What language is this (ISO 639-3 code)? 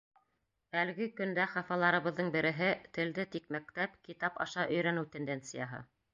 bak